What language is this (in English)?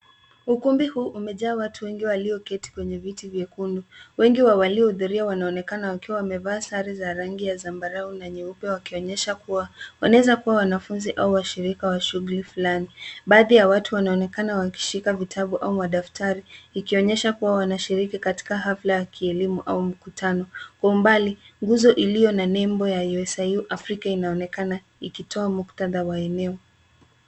Swahili